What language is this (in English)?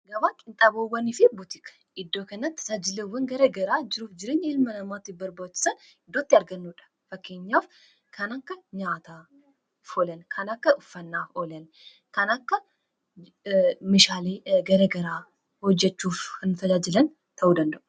Oromo